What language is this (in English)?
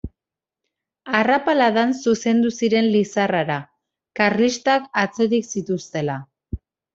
Basque